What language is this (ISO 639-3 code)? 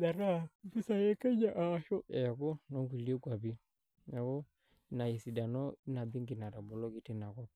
mas